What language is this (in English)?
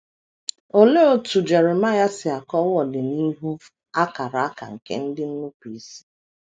Igbo